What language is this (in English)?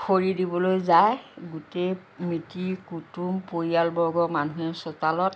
Assamese